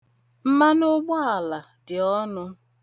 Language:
Igbo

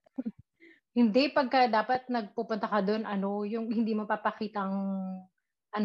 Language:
Filipino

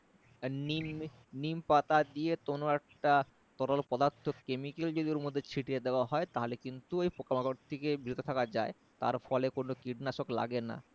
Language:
Bangla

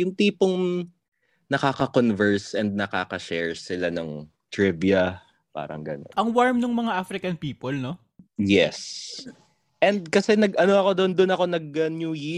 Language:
Filipino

